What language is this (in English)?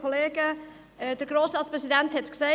Swiss German